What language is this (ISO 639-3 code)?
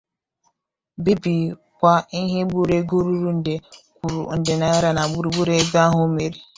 ibo